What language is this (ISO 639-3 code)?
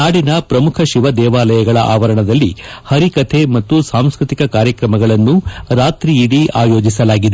kan